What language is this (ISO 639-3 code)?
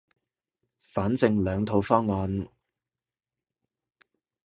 yue